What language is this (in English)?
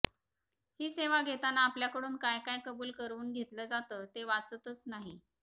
Marathi